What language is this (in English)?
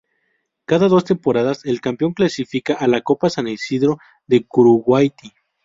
Spanish